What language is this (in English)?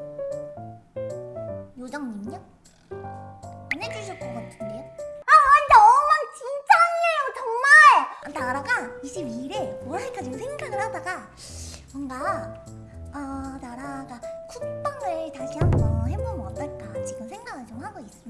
Korean